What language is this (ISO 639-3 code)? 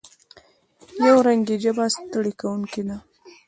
pus